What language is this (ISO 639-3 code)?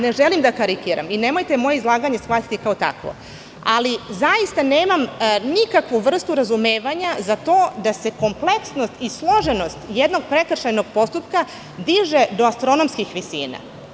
srp